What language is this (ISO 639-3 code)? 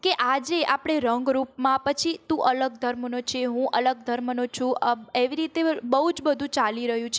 guj